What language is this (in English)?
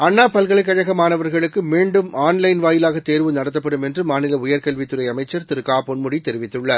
Tamil